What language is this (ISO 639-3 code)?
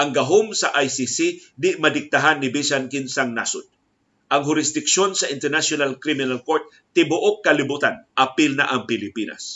fil